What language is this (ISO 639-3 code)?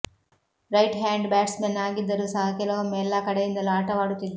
kan